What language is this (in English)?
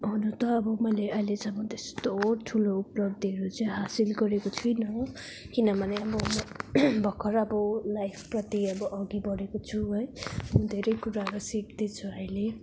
Nepali